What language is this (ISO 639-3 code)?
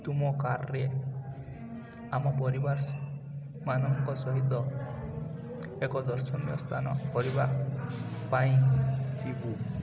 ori